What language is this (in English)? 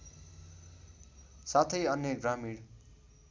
Nepali